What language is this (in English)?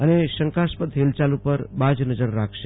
Gujarati